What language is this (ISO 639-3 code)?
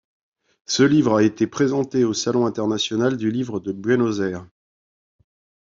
fra